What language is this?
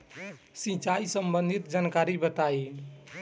Bhojpuri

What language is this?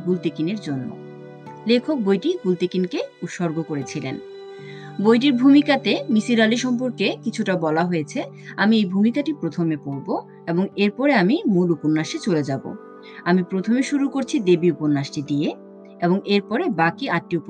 Bangla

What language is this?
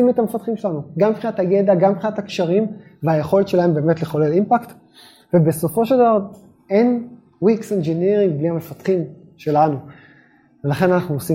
Hebrew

